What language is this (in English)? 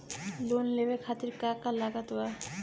Bhojpuri